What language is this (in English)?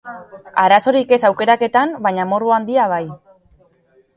Basque